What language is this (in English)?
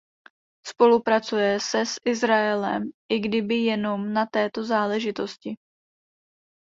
Czech